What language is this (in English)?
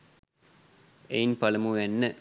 Sinhala